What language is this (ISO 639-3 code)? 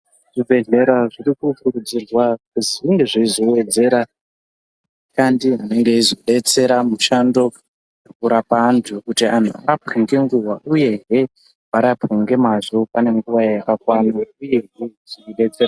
ndc